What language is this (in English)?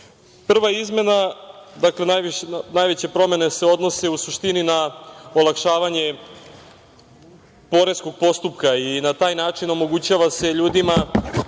Serbian